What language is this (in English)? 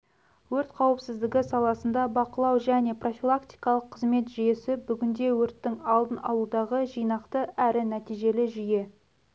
Kazakh